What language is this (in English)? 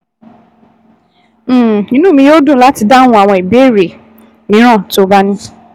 Yoruba